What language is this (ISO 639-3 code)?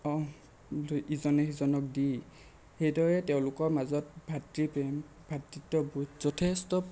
asm